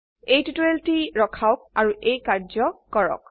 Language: Assamese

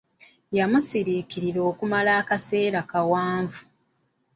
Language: Ganda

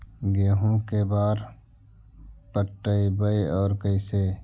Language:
Magahi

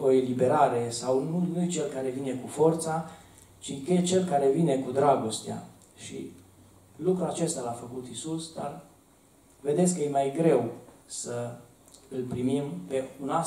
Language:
Romanian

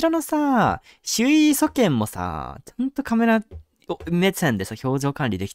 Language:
Japanese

